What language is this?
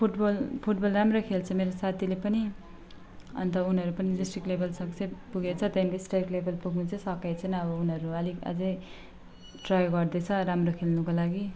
Nepali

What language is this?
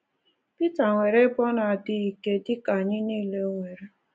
Igbo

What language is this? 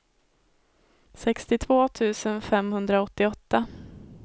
Swedish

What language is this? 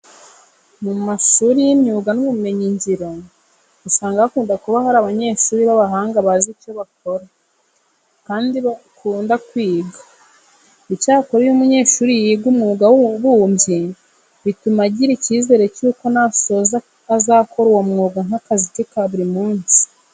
Kinyarwanda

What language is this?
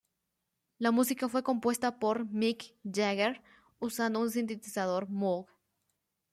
Spanish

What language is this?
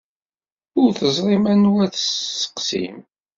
Kabyle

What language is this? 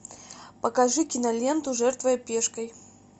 Russian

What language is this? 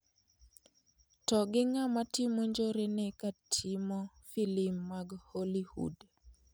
Luo (Kenya and Tanzania)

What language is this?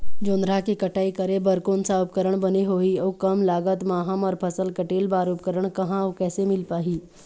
Chhattisgarhi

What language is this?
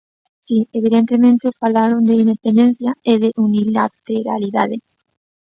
Galician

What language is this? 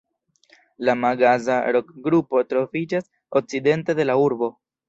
Esperanto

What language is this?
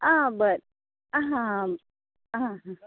Konkani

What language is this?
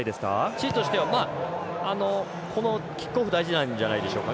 Japanese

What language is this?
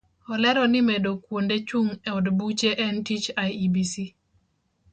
Luo (Kenya and Tanzania)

